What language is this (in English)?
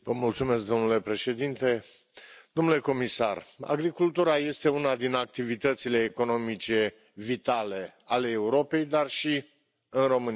Romanian